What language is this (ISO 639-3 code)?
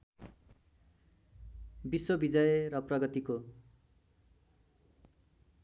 nep